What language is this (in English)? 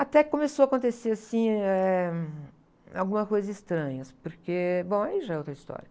Portuguese